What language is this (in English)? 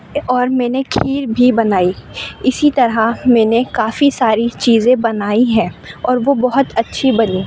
Urdu